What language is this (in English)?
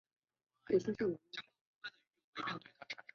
Chinese